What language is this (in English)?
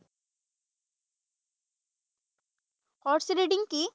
Assamese